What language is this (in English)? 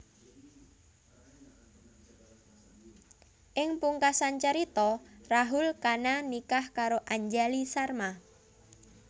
Javanese